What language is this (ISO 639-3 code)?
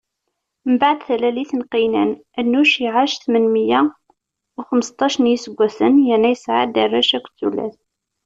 kab